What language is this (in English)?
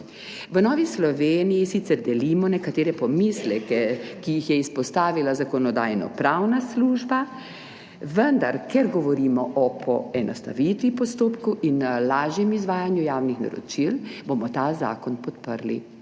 Slovenian